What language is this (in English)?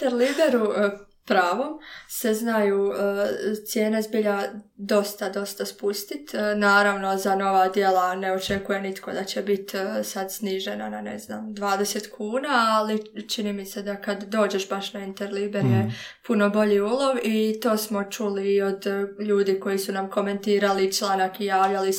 Croatian